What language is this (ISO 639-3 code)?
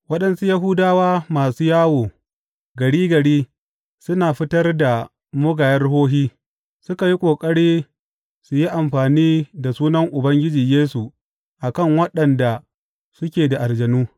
hau